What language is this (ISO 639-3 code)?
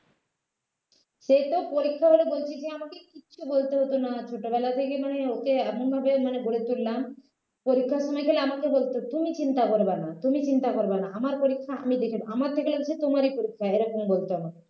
ben